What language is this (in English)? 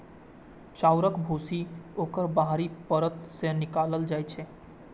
Maithili